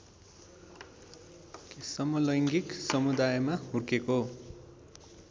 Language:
Nepali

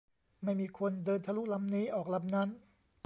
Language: Thai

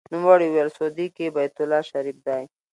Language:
Pashto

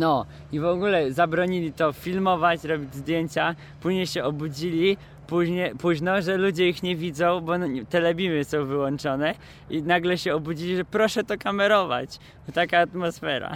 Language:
Polish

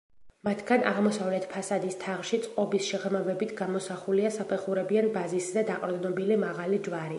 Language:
Georgian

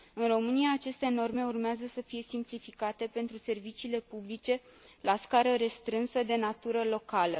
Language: Romanian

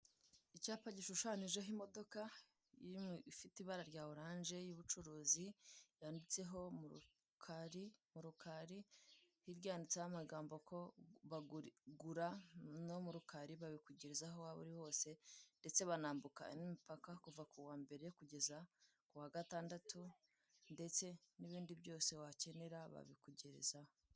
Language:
Kinyarwanda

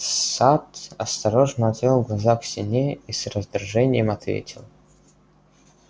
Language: Russian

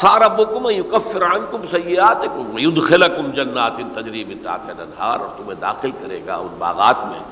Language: Urdu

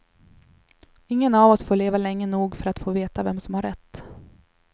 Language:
Swedish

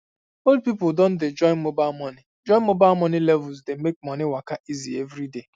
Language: Nigerian Pidgin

